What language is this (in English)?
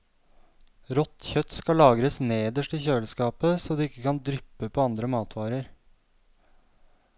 Norwegian